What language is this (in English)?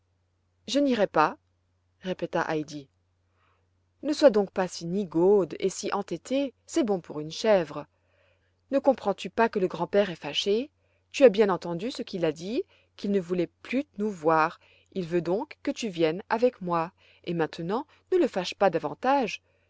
French